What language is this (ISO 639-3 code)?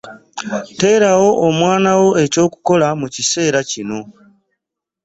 lug